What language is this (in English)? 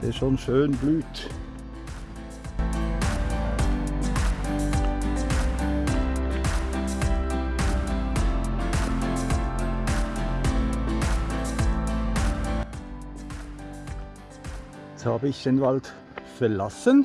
German